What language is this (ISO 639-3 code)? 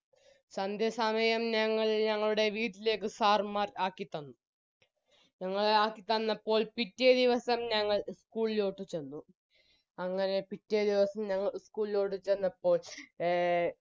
mal